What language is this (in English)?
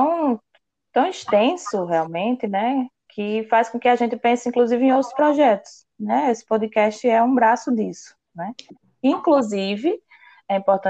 Portuguese